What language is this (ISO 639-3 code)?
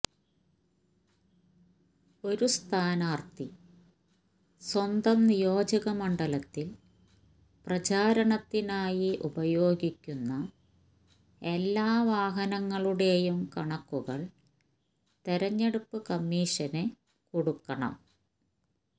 mal